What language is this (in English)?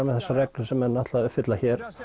Icelandic